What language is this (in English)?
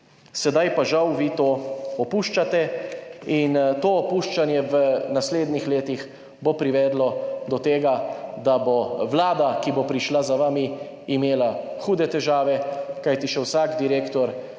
Slovenian